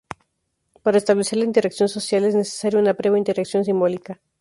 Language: Spanish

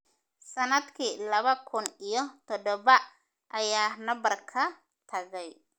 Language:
Somali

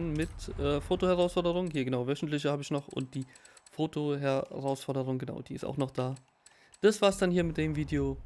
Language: German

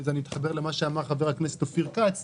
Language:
Hebrew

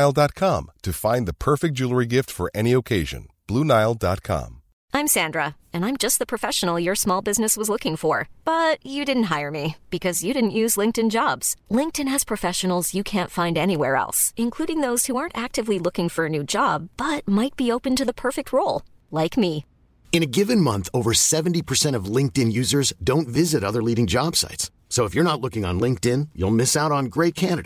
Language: Filipino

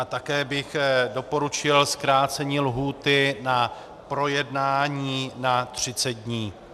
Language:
Czech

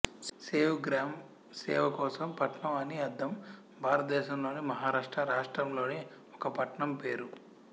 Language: Telugu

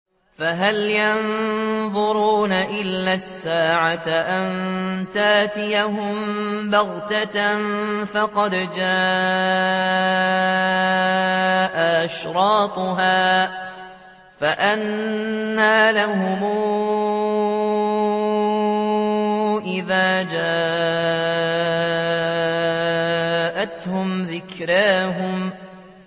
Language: Arabic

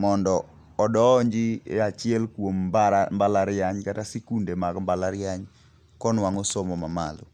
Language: Luo (Kenya and Tanzania)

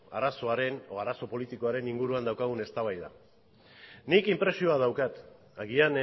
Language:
Basque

